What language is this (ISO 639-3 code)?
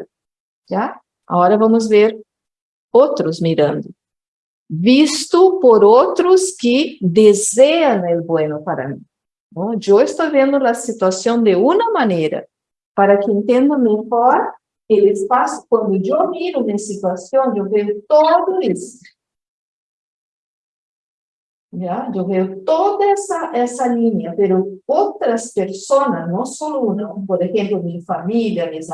por